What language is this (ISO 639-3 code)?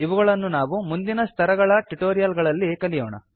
kan